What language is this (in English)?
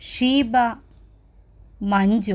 Malayalam